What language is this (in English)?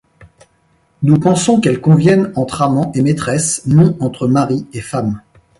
French